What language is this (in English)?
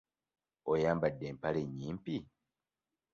Ganda